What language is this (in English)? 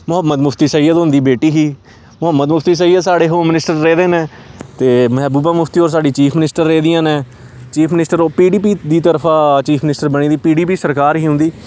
Dogri